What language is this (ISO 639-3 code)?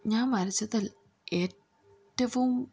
mal